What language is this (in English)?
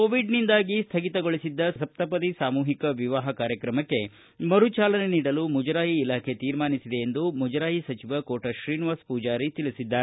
Kannada